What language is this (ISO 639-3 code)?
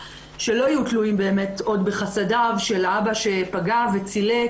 heb